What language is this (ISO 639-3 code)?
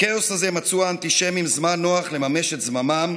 heb